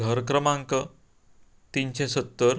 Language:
Konkani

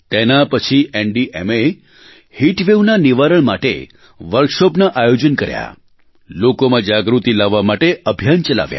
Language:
Gujarati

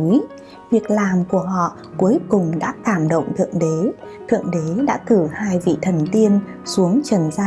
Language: Vietnamese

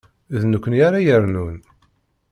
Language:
Kabyle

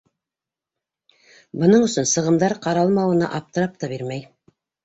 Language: Bashkir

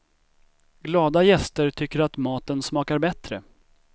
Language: Swedish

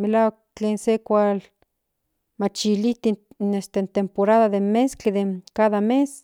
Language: Central Nahuatl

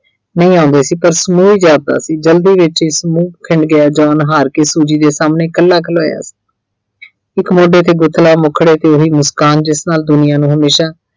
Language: Punjabi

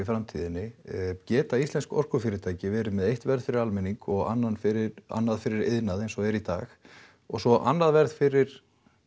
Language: Icelandic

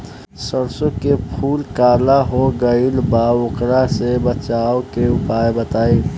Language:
Bhojpuri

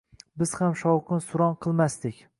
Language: Uzbek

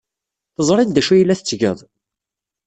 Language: Kabyle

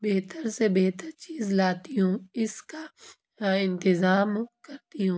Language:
Urdu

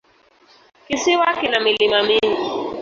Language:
Swahili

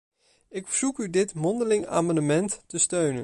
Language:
Dutch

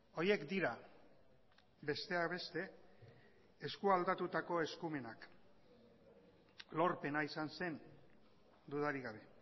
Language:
Basque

